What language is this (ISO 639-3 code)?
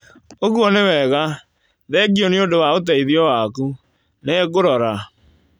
kik